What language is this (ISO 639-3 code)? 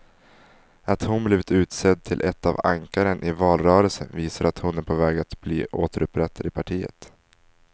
swe